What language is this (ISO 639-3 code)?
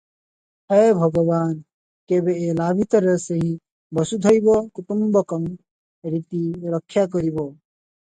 ori